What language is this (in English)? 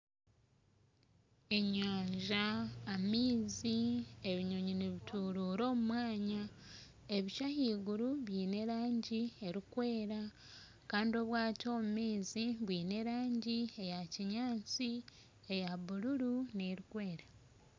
Nyankole